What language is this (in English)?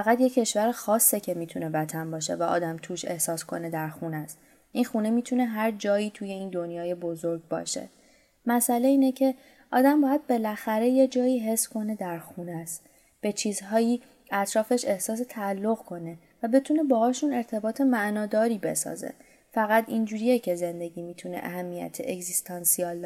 Persian